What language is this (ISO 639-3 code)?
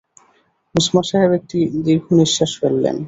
ben